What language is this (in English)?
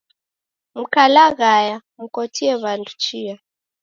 Taita